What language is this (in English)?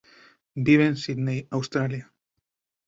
Spanish